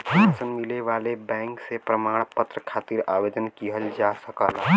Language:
Bhojpuri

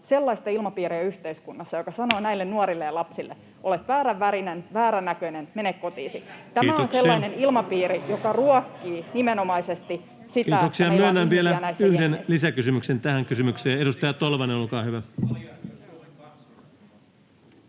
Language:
Finnish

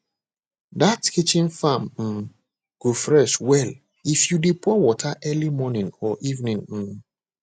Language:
Nigerian Pidgin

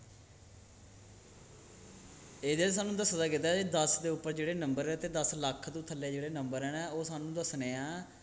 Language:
Dogri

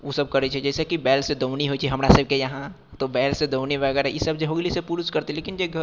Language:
Maithili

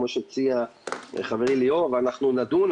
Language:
Hebrew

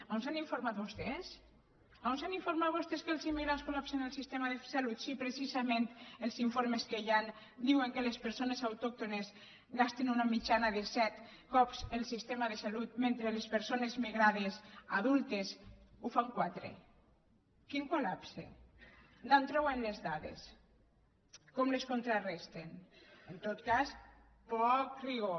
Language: Catalan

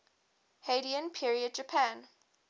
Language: English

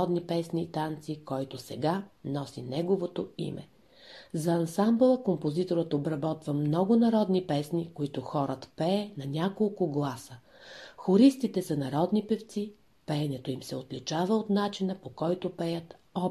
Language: Bulgarian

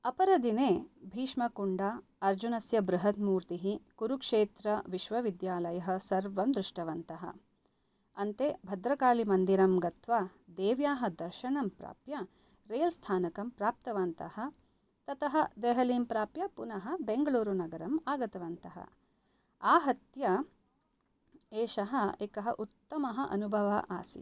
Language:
Sanskrit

